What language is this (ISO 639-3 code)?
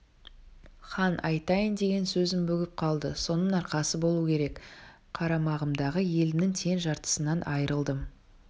kaz